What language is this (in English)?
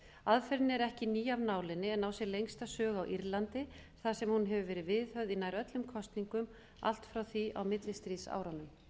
Icelandic